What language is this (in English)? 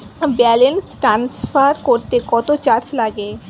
Bangla